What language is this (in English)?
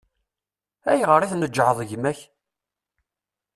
Kabyle